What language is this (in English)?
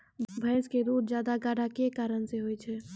Maithili